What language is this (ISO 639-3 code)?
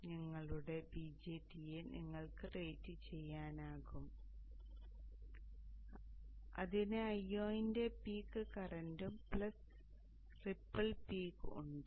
mal